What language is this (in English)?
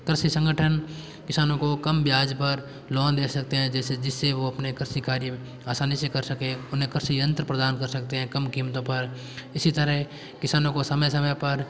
Hindi